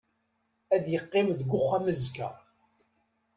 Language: Kabyle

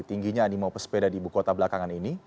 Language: Indonesian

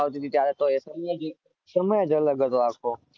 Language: Gujarati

